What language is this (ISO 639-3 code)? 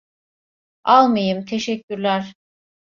tur